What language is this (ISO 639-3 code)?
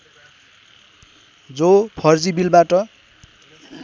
nep